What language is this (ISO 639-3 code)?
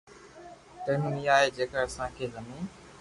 lrk